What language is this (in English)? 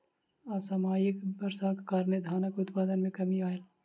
Maithili